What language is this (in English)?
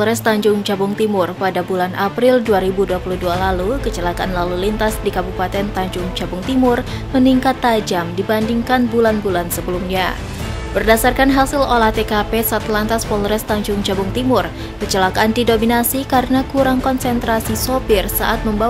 Indonesian